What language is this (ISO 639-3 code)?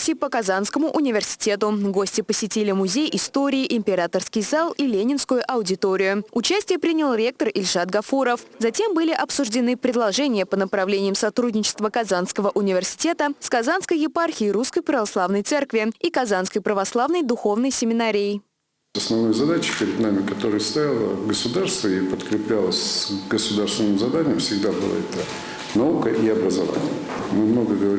rus